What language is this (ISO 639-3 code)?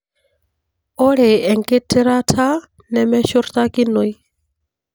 mas